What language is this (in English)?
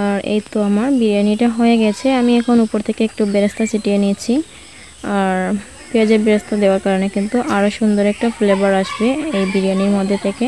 Romanian